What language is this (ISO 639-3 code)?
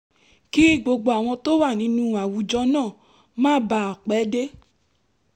yor